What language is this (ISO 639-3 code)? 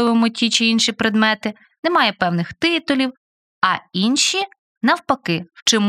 ukr